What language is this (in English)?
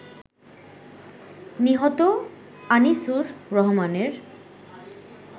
Bangla